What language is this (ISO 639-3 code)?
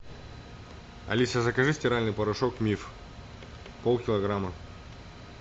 rus